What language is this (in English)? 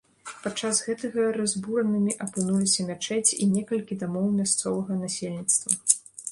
Belarusian